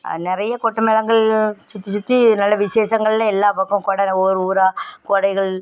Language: Tamil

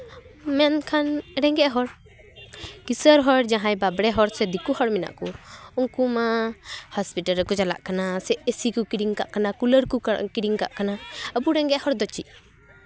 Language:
Santali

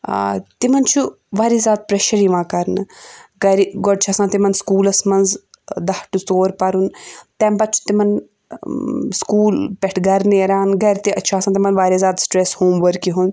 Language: Kashmiri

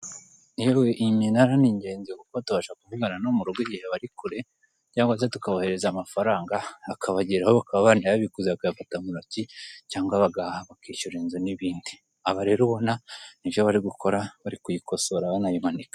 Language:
Kinyarwanda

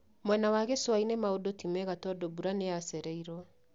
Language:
Kikuyu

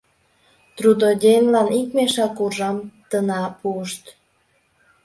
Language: Mari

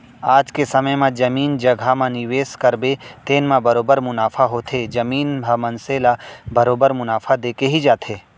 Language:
Chhattisgarhi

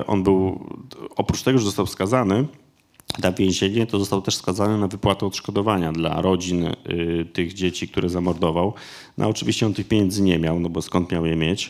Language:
Polish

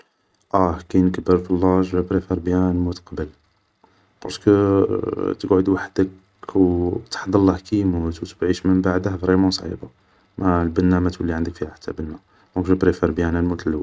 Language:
Algerian Arabic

